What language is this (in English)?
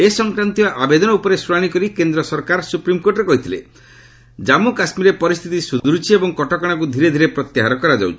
Odia